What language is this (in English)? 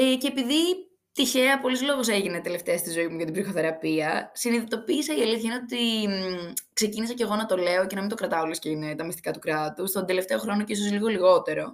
Greek